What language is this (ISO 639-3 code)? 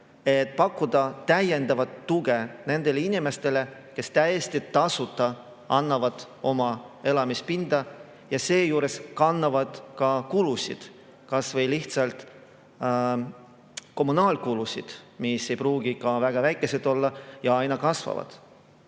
est